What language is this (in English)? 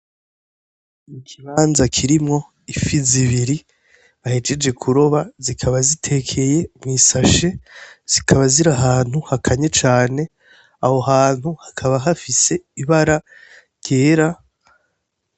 Rundi